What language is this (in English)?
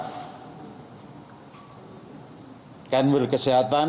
Indonesian